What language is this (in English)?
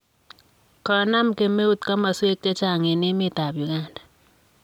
Kalenjin